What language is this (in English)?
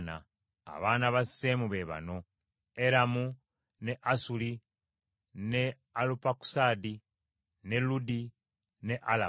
Ganda